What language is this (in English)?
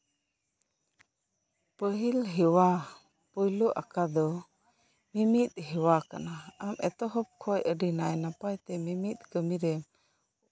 Santali